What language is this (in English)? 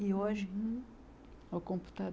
Portuguese